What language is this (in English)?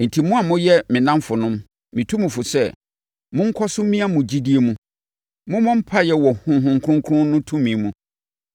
Akan